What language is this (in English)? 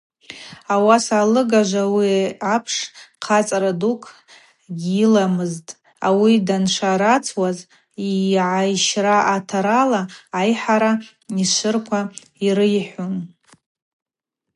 Abaza